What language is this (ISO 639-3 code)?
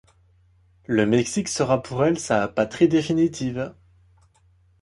fra